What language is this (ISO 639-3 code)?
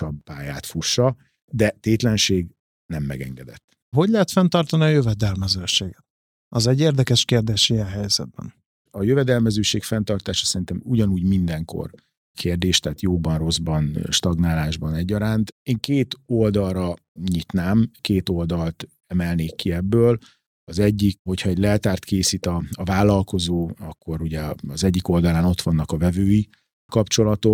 hun